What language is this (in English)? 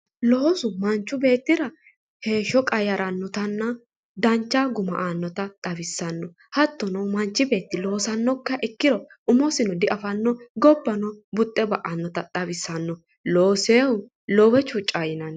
Sidamo